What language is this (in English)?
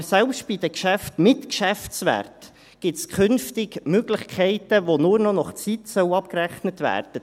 Swiss German